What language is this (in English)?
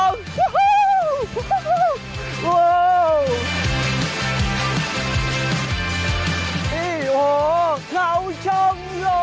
Thai